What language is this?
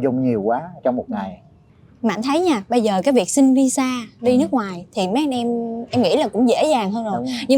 Vietnamese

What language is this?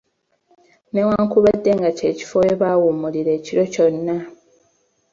Ganda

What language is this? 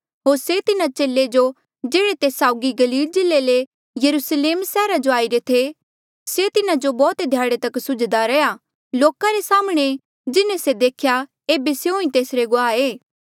Mandeali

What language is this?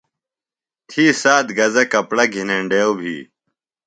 Phalura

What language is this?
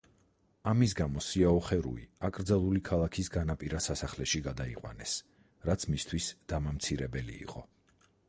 Georgian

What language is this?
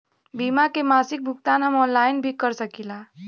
Bhojpuri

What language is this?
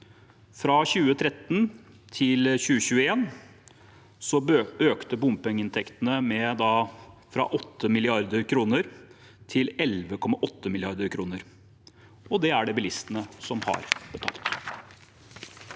Norwegian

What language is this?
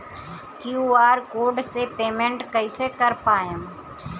Bhojpuri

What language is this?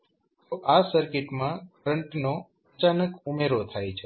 Gujarati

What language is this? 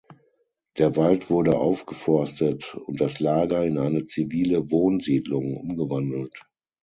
German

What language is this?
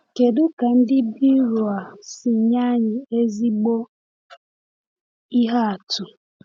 Igbo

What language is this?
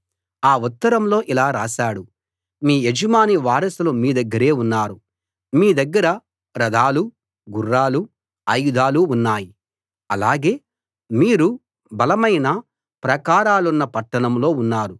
Telugu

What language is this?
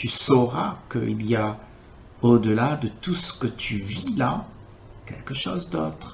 French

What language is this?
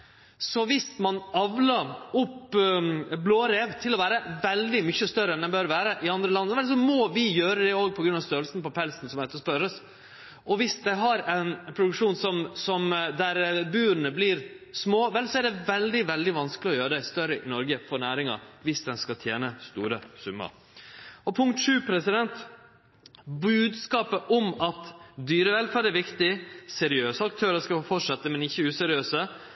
Norwegian Nynorsk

